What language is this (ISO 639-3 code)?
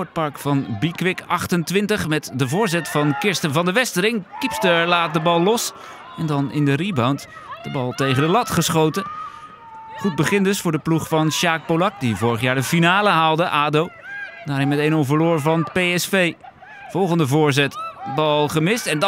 nld